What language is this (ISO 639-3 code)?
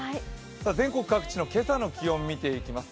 jpn